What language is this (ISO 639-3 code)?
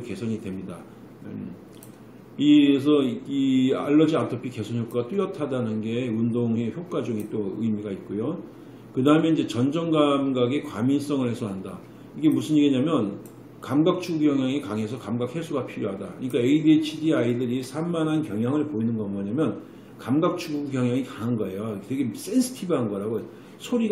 kor